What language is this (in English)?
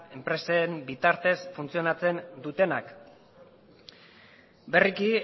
Basque